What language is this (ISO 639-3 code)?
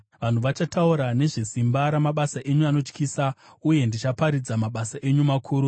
sna